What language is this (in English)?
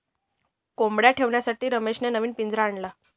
Marathi